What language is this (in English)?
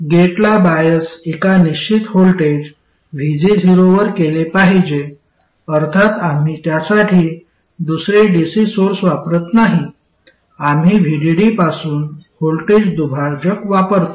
Marathi